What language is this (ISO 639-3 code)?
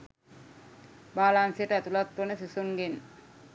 sin